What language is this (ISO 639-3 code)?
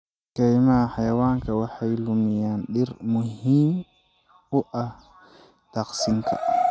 som